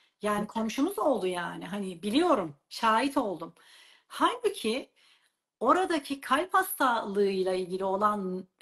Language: Turkish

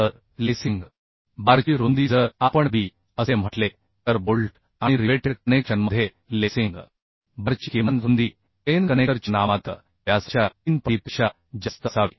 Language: Marathi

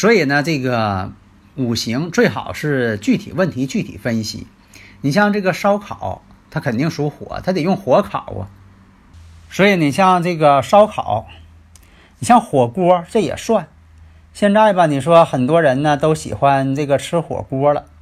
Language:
Chinese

